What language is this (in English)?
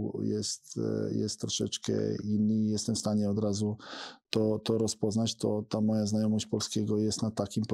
Polish